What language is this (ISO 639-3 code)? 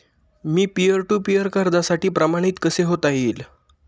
mar